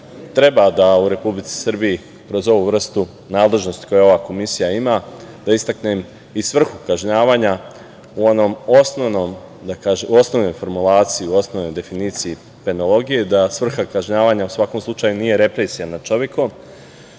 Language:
Serbian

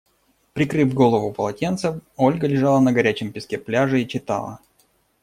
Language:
Russian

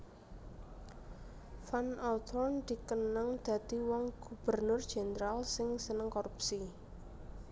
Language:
Javanese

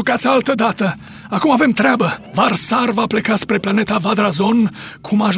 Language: Romanian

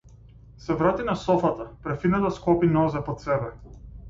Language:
Macedonian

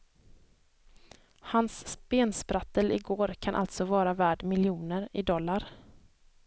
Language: Swedish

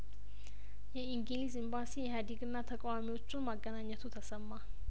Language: Amharic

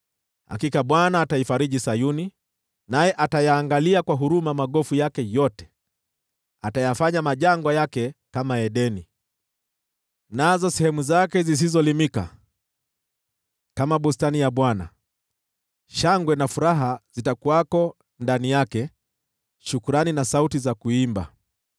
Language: Swahili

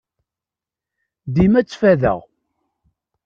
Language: Kabyle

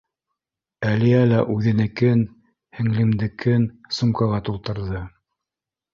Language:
Bashkir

